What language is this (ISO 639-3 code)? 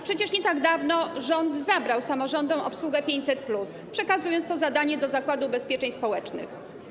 pol